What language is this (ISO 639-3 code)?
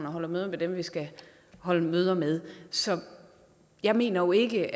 dan